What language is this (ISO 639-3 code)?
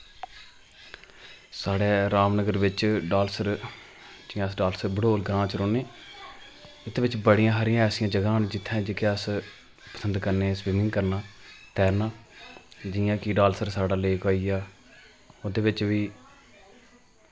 doi